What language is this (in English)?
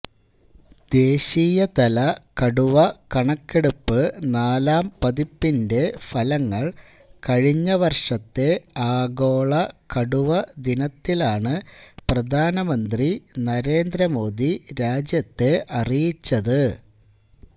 Malayalam